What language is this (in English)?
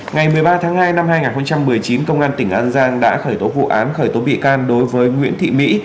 Vietnamese